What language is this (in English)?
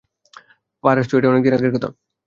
Bangla